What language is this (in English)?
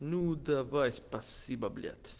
Russian